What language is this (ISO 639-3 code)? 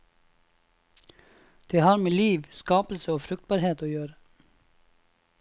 nor